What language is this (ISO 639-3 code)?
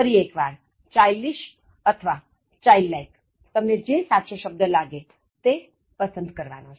guj